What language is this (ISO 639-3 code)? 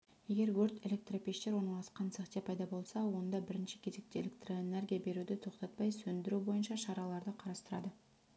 kaz